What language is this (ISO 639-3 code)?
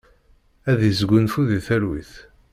kab